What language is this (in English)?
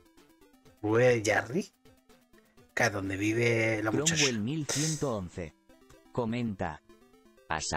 Spanish